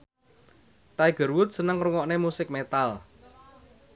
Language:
Javanese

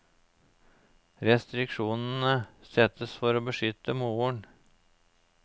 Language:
Norwegian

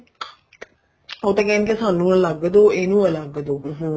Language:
Punjabi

